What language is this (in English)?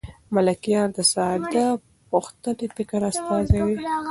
Pashto